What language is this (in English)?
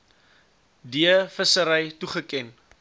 Afrikaans